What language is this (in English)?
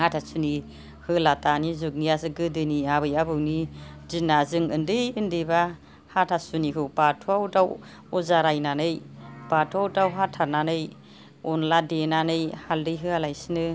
Bodo